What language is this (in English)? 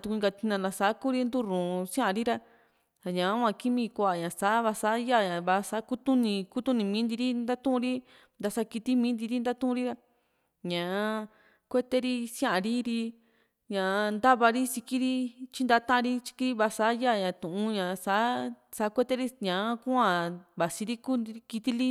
Juxtlahuaca Mixtec